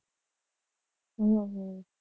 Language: Gujarati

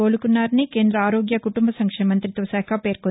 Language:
Telugu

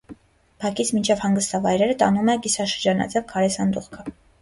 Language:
Armenian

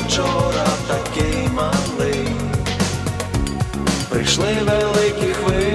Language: Ukrainian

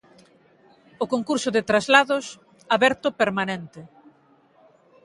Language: Galician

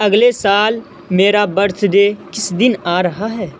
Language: Urdu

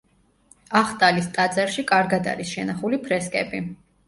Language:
Georgian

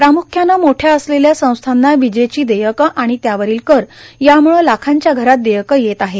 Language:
Marathi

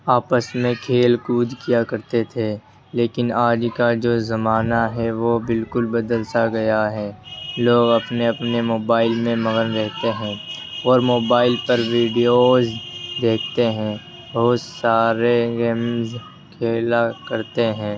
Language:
Urdu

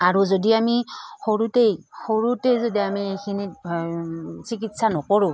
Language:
Assamese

